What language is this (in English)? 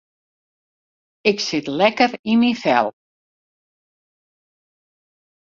Western Frisian